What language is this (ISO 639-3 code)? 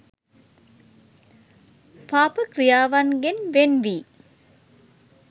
sin